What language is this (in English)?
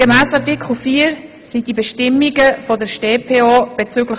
Swiss German